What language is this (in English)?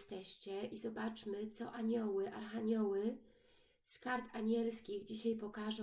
Polish